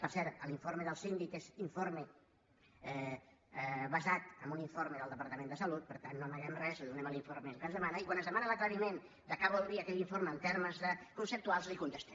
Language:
Catalan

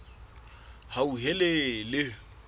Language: Southern Sotho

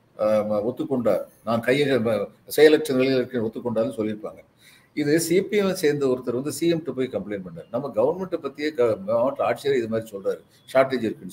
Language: Tamil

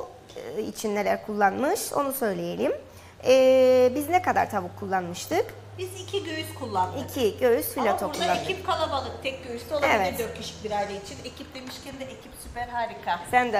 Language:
Turkish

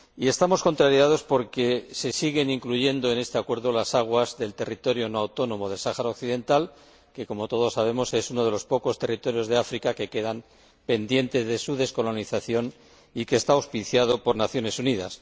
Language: Spanish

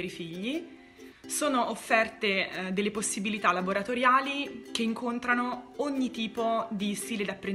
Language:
Italian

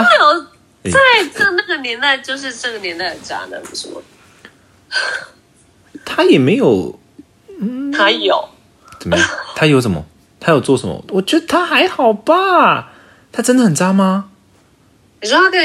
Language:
Chinese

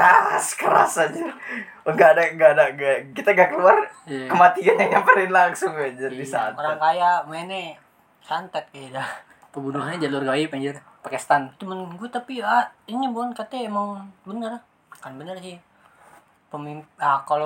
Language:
Indonesian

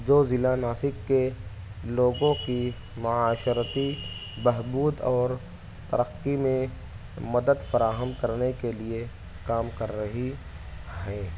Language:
Urdu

